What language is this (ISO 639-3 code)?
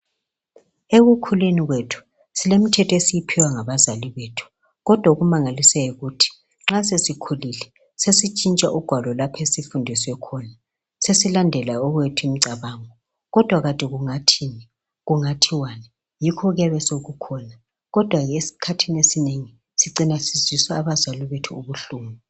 nde